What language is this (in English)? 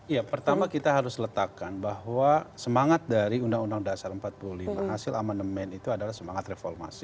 Indonesian